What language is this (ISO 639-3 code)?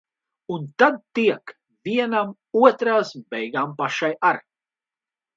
lav